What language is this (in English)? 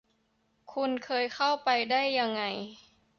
Thai